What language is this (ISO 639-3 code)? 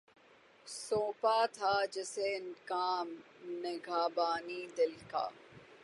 urd